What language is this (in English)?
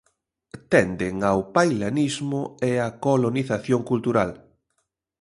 Galician